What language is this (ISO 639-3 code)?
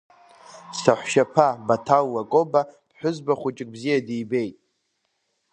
abk